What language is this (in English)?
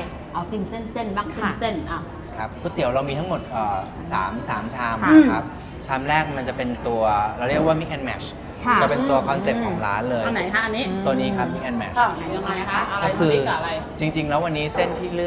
Thai